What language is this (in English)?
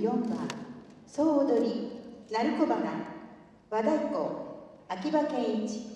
Japanese